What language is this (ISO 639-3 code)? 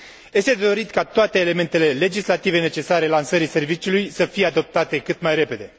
ron